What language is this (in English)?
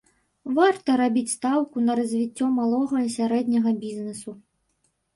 Belarusian